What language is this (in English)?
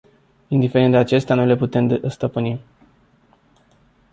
Romanian